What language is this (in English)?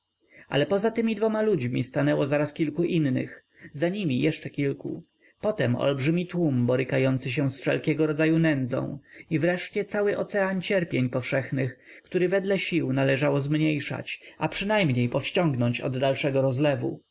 Polish